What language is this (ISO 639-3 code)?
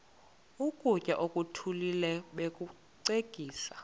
xho